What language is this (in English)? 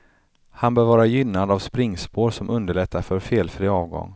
Swedish